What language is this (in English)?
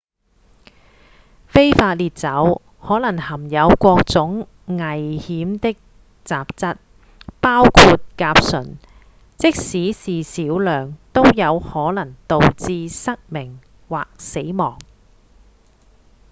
Cantonese